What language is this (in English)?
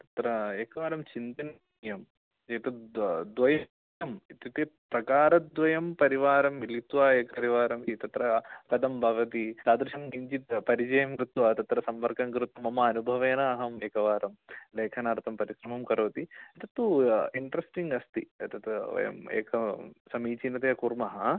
Sanskrit